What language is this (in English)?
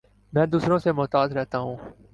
Urdu